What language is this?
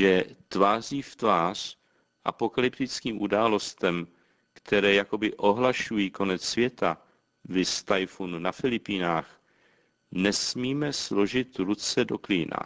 Czech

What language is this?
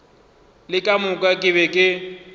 Northern Sotho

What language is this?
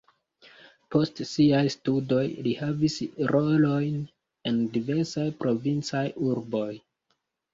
Esperanto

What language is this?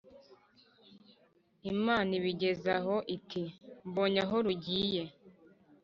Kinyarwanda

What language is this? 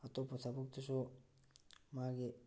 Manipuri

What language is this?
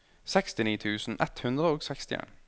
Norwegian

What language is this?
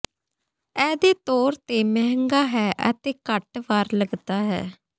Punjabi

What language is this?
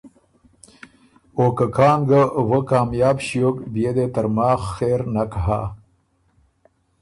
Ormuri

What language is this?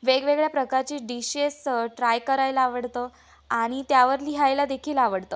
Marathi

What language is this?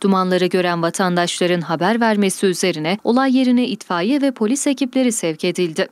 Turkish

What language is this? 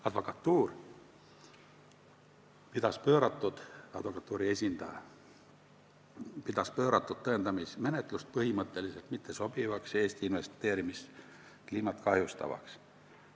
Estonian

